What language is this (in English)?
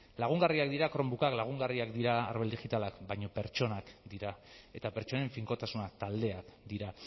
Basque